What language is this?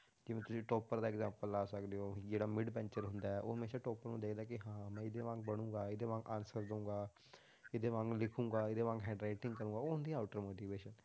Punjabi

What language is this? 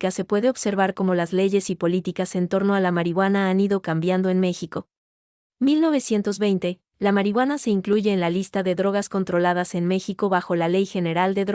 Spanish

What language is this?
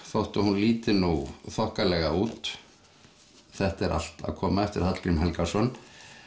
Icelandic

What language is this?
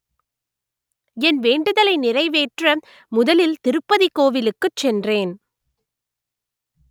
Tamil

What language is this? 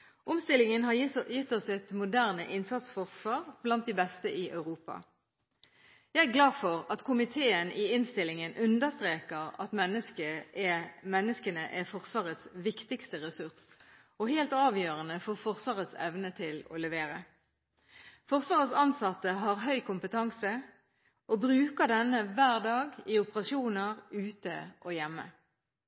Norwegian Bokmål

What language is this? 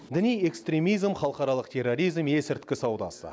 Kazakh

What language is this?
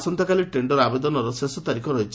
Odia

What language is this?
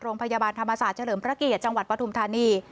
Thai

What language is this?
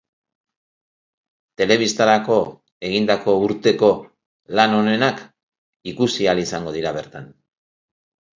Basque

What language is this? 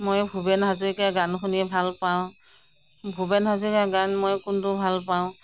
Assamese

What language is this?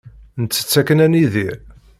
Kabyle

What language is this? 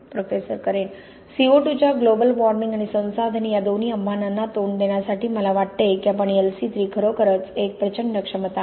Marathi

